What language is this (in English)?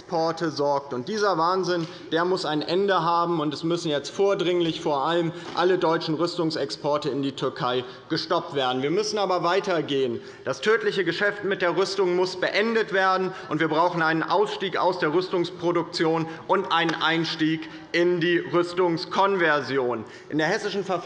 German